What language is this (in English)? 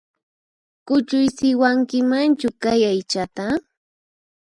Puno Quechua